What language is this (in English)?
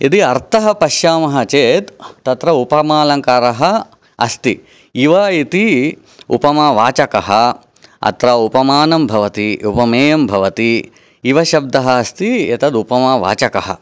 Sanskrit